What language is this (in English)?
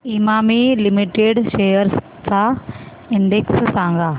Marathi